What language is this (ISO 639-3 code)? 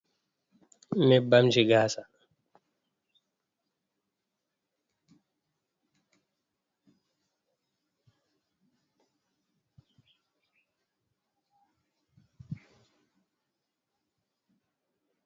ful